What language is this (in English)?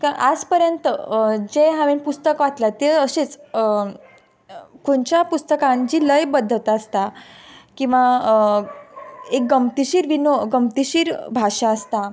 Konkani